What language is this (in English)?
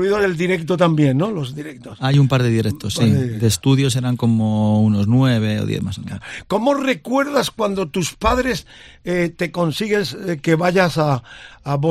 Spanish